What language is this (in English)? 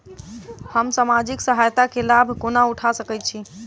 Maithili